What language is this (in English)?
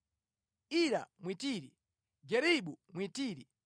Nyanja